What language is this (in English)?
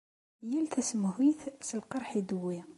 Kabyle